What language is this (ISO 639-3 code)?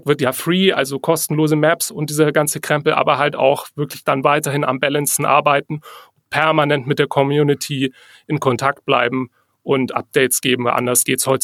deu